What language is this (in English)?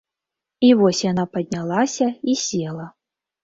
Belarusian